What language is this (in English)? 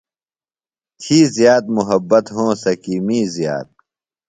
Phalura